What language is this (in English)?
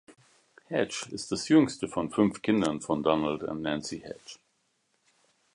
German